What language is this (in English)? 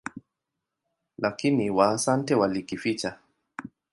Swahili